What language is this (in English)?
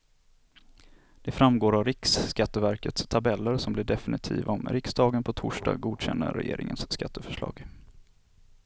Swedish